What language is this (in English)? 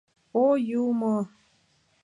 Mari